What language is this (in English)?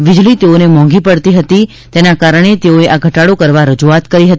Gujarati